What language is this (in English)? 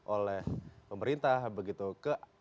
Indonesian